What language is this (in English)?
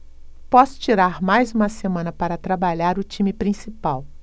Portuguese